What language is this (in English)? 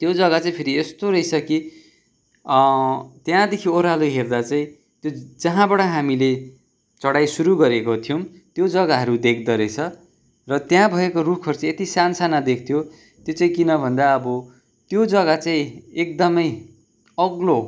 Nepali